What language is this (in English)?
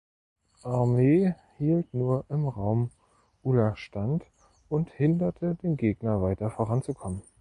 German